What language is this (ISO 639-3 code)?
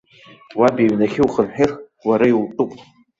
abk